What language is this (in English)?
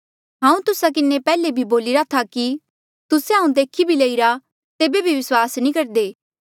Mandeali